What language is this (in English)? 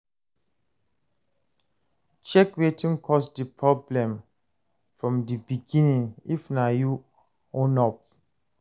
Nigerian Pidgin